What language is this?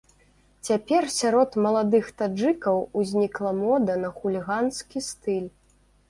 Belarusian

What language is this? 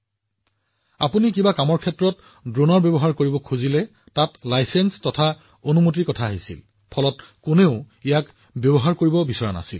Assamese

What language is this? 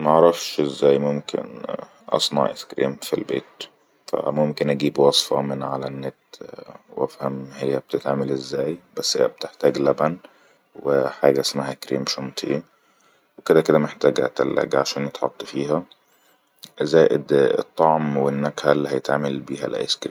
Egyptian Arabic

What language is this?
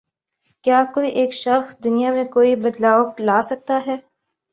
Urdu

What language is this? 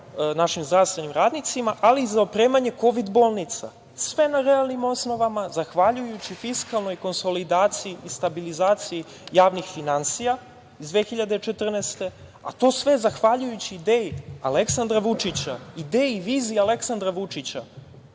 Serbian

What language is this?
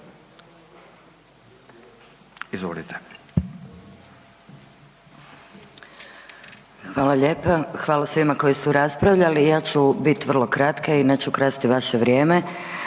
Croatian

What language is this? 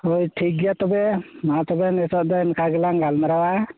Santali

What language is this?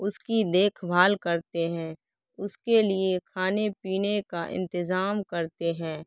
Urdu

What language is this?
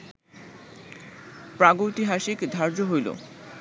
Bangla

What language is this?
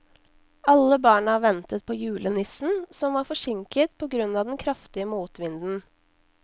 Norwegian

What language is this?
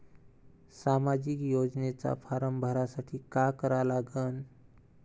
Marathi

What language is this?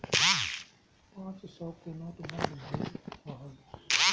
Bhojpuri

